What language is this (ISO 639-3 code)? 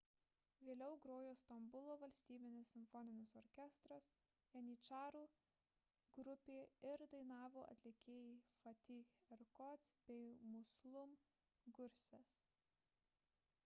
lit